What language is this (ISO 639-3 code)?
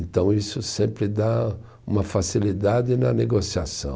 por